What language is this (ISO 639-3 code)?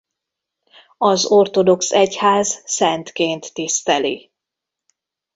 hun